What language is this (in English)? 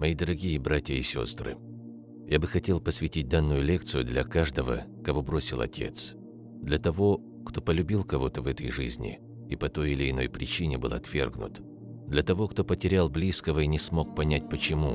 Russian